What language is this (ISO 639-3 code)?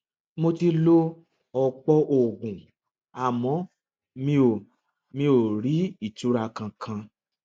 yor